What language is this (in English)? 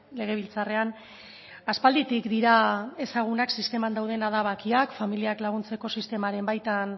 Basque